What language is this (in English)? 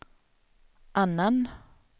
Swedish